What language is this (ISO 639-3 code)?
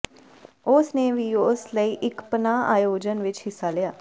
pan